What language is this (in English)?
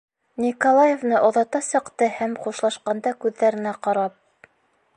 Bashkir